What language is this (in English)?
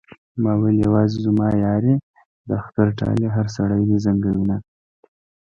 Pashto